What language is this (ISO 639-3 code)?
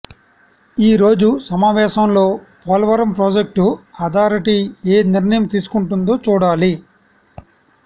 tel